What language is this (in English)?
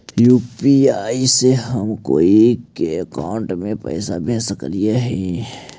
Magahi